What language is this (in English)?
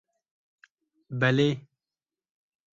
Kurdish